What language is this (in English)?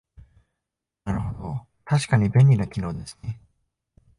Japanese